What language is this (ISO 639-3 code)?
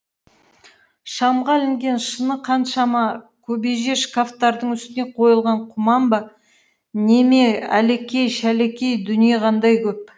kaz